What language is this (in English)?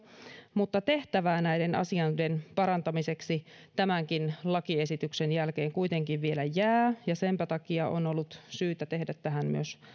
Finnish